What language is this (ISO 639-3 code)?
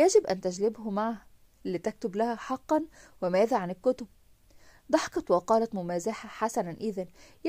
ara